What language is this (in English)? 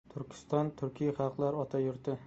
Uzbek